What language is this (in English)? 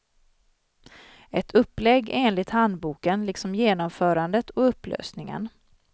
Swedish